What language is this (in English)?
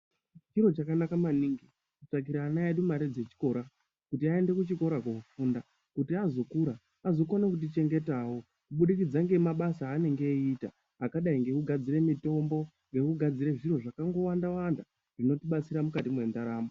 Ndau